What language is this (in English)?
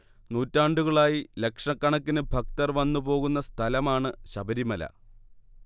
Malayalam